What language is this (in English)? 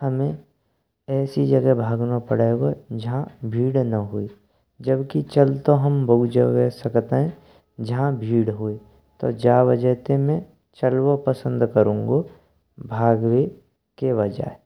Braj